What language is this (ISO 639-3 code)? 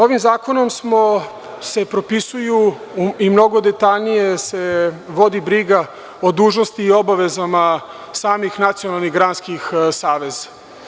srp